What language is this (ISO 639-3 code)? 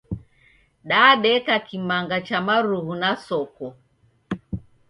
dav